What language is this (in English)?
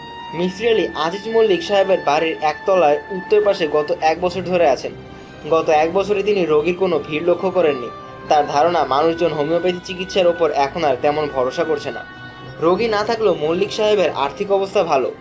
Bangla